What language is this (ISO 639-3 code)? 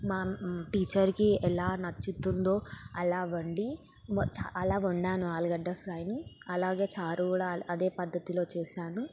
tel